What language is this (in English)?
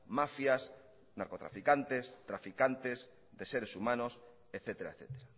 Spanish